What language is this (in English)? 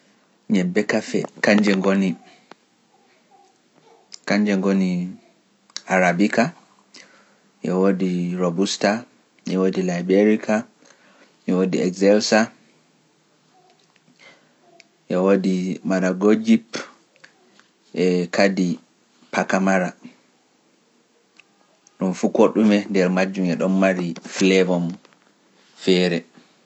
Pular